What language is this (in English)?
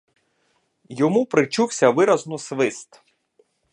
Ukrainian